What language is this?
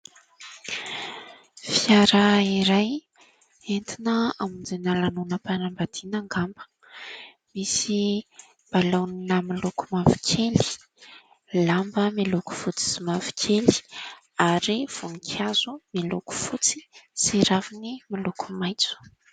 Malagasy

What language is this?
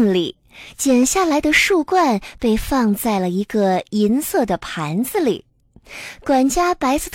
Chinese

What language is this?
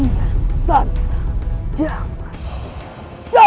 Indonesian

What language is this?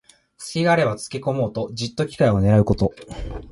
Japanese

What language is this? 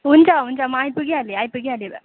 Nepali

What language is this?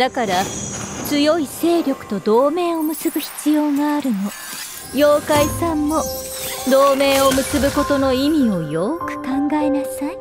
Japanese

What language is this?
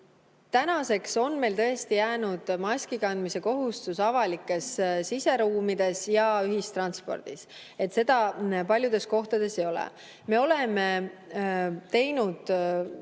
Estonian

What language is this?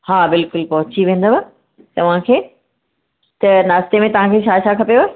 Sindhi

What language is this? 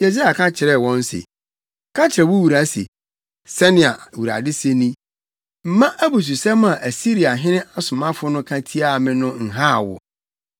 Akan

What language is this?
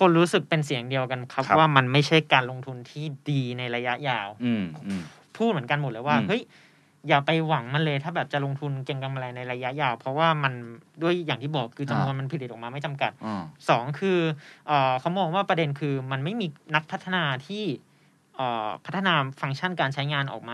Thai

